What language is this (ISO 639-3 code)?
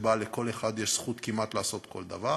heb